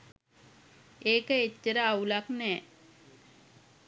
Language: Sinhala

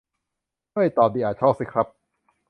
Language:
Thai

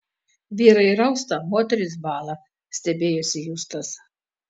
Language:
Lithuanian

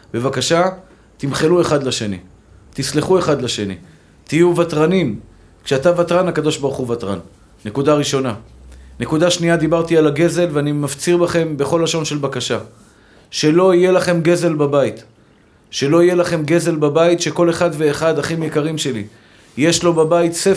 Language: Hebrew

